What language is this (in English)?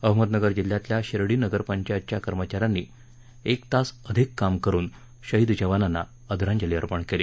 Marathi